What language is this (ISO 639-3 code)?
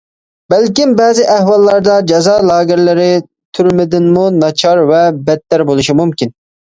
uig